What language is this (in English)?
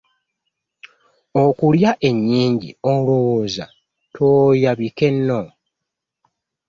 Ganda